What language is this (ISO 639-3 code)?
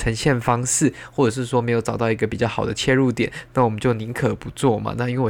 zho